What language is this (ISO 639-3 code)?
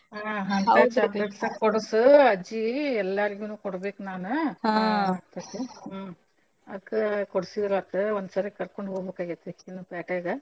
kan